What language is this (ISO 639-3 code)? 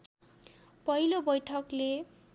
nep